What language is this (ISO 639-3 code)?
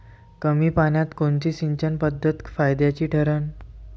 mar